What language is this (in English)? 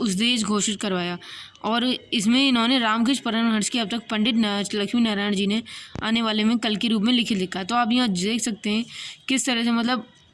Hindi